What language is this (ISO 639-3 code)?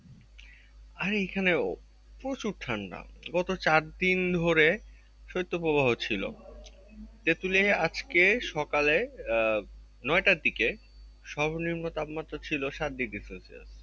ben